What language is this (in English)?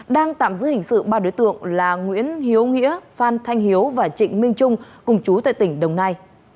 Vietnamese